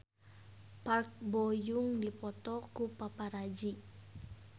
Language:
Sundanese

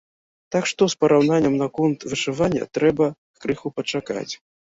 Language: Belarusian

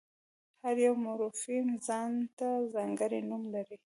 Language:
Pashto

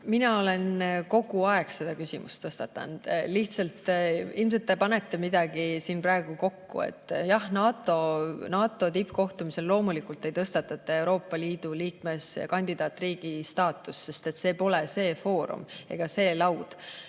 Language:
Estonian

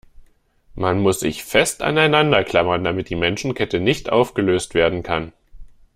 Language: German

